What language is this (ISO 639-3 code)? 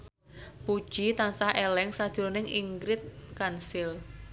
jav